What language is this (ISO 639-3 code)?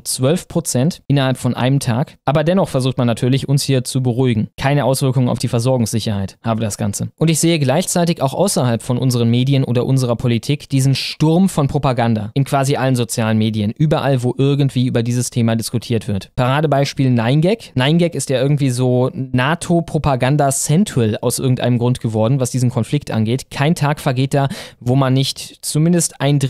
deu